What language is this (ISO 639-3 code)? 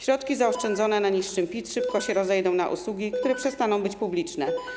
pol